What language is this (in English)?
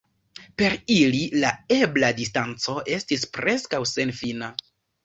Esperanto